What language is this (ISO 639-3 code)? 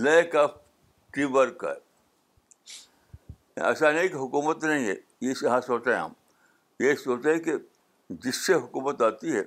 urd